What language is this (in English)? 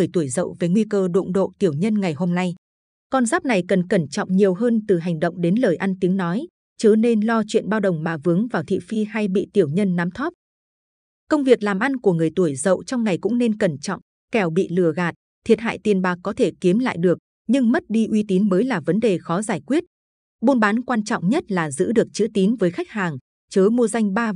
Vietnamese